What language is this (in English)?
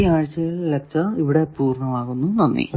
Malayalam